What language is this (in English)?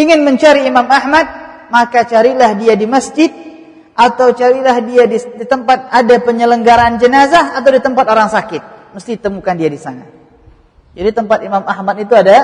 Malay